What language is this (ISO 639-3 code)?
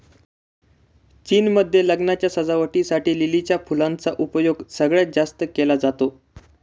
mar